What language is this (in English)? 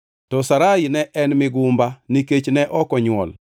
Luo (Kenya and Tanzania)